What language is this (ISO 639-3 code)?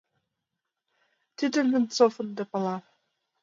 chm